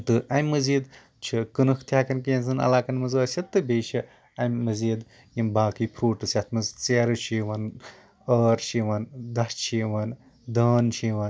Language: Kashmiri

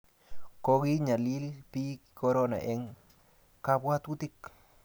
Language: Kalenjin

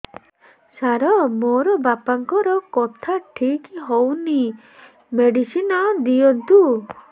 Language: Odia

